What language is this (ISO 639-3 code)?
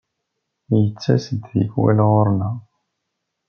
kab